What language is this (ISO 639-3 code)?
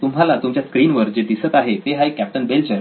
mar